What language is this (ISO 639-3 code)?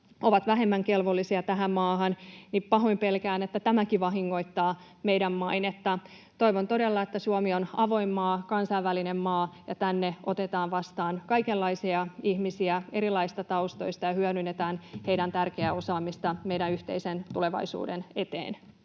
fin